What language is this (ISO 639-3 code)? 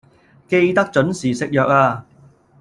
yue